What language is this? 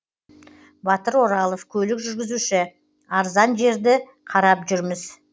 Kazakh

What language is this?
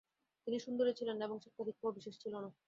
Bangla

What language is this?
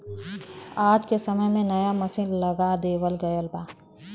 Bhojpuri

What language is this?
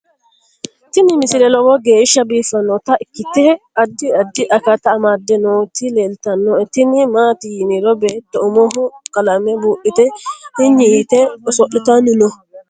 Sidamo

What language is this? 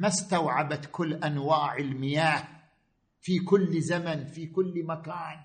Arabic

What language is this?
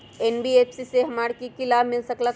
Magahi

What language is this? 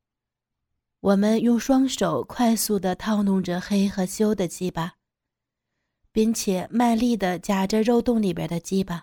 Chinese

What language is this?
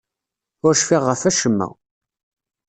Kabyle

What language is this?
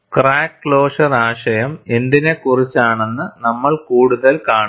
Malayalam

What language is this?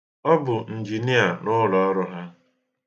Igbo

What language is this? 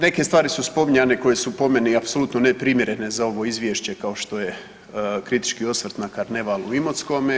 Croatian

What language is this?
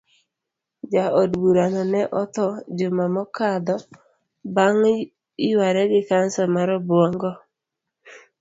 Luo (Kenya and Tanzania)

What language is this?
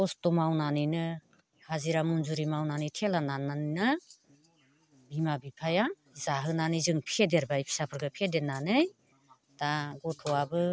Bodo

